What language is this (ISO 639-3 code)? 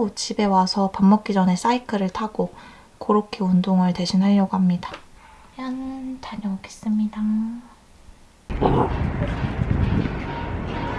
kor